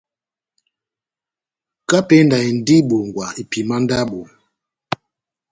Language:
Batanga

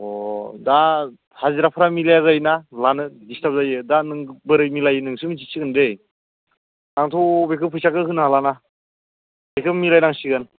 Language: Bodo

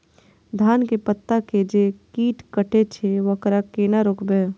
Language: Maithili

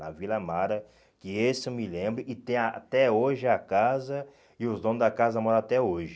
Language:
Portuguese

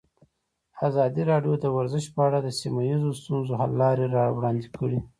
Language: Pashto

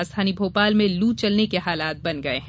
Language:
Hindi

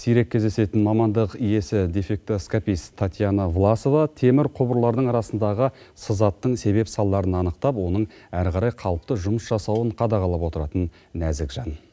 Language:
Kazakh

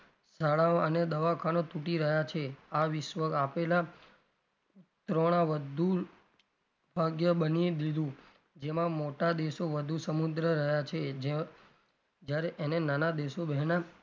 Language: Gujarati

